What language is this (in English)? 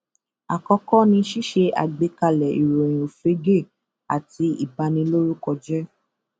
Yoruba